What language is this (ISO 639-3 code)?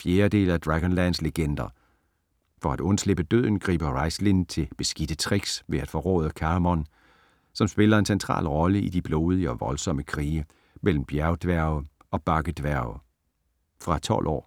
dan